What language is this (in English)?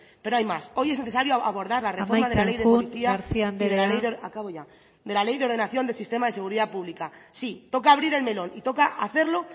Spanish